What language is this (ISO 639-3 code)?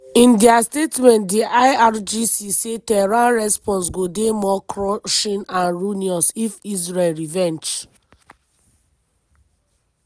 pcm